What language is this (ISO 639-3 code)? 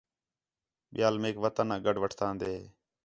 xhe